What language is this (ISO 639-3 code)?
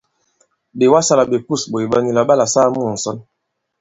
abb